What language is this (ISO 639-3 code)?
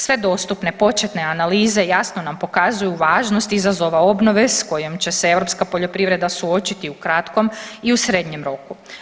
hrv